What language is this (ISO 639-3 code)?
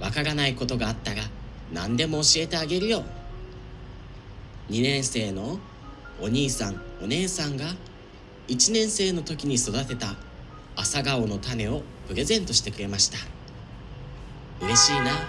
jpn